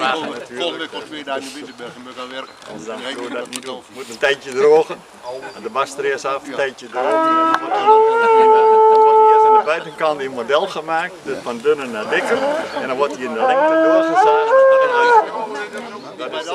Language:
Dutch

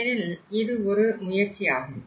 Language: Tamil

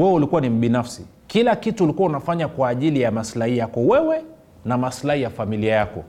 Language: Swahili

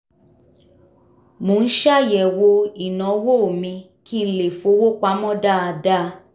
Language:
Yoruba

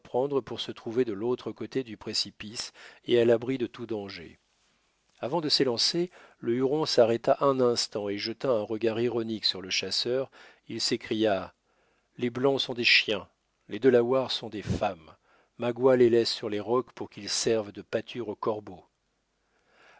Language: French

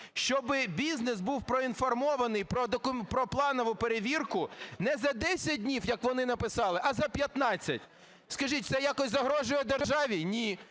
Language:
Ukrainian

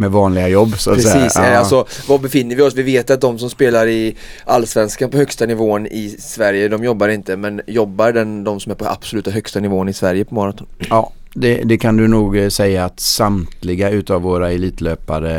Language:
Swedish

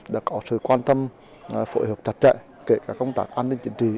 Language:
Vietnamese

